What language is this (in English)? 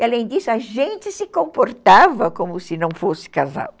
Portuguese